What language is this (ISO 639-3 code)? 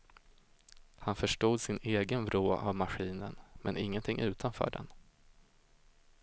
swe